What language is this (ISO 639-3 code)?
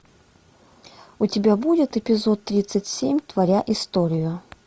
rus